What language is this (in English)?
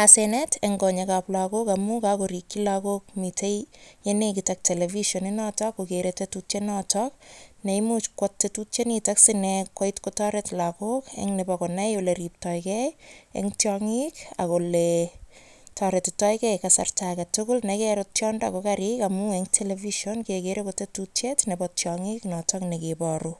Kalenjin